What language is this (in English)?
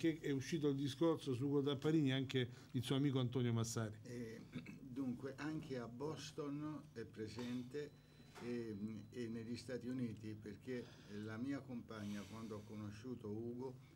Italian